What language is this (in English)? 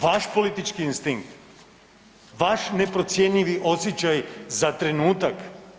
Croatian